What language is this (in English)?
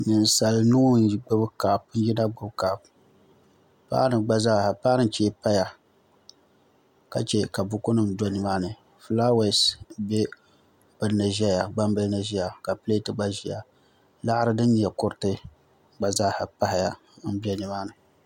Dagbani